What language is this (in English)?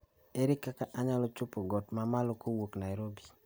Luo (Kenya and Tanzania)